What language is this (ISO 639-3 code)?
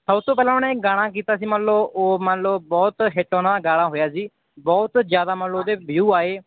pan